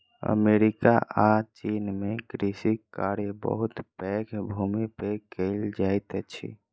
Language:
Maithili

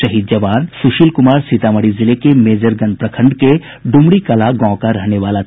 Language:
Hindi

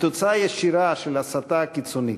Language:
Hebrew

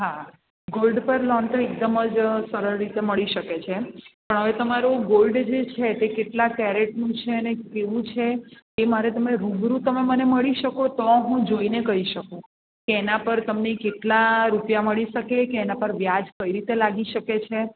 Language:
Gujarati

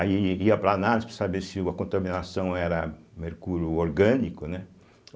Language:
Portuguese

